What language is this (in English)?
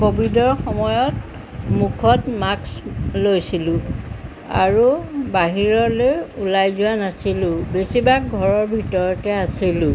Assamese